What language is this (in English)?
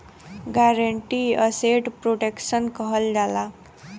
Bhojpuri